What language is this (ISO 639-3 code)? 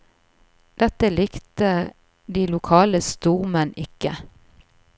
nor